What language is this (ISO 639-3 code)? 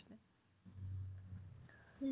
asm